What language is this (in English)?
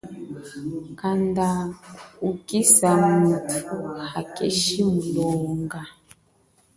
Chokwe